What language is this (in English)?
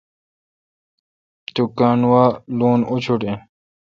Kalkoti